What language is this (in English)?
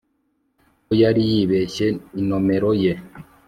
Kinyarwanda